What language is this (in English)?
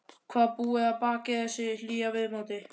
Icelandic